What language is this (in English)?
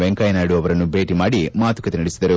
Kannada